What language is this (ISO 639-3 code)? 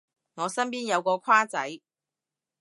yue